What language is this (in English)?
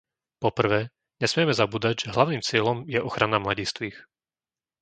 Slovak